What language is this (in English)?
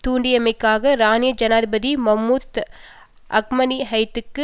Tamil